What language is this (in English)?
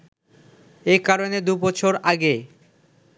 Bangla